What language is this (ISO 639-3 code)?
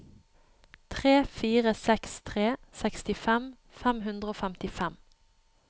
nor